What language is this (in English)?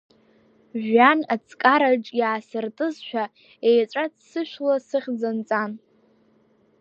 Abkhazian